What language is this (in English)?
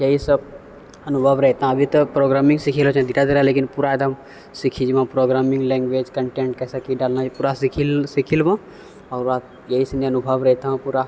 Maithili